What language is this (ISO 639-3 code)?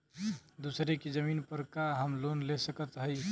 bho